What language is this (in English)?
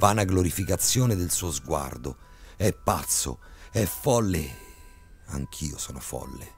Italian